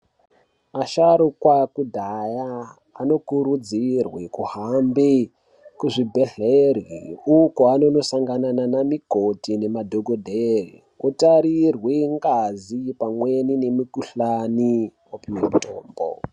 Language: Ndau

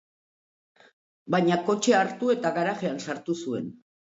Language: Basque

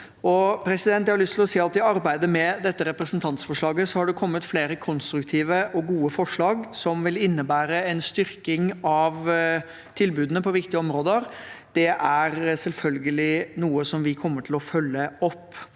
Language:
Norwegian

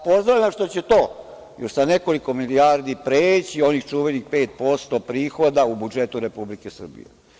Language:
Serbian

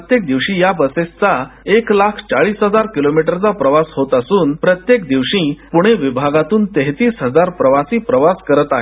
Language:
Marathi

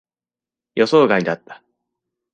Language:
Japanese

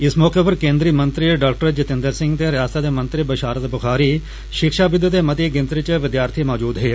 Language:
Dogri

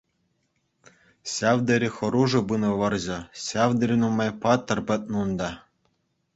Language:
Chuvash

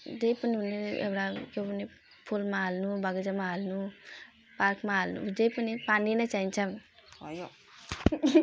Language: Nepali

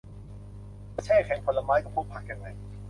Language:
Thai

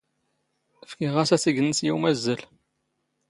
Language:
Standard Moroccan Tamazight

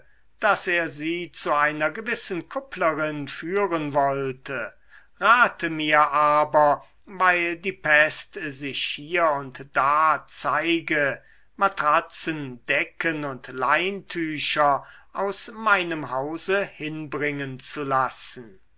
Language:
German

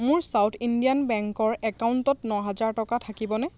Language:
Assamese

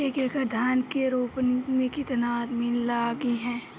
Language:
Bhojpuri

